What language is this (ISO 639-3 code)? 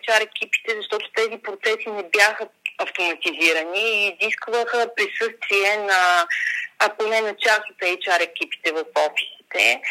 bul